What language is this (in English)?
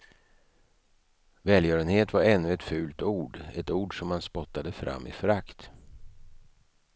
Swedish